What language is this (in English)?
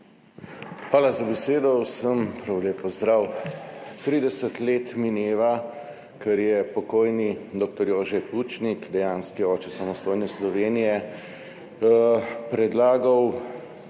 Slovenian